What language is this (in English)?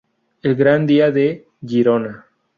Spanish